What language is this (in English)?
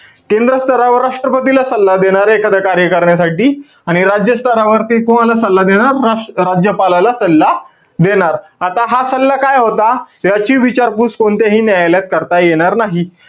Marathi